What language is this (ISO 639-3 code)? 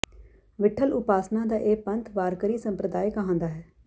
pan